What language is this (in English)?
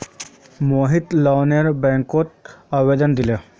Magahi